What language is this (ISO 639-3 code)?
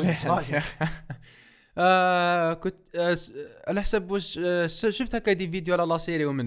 ara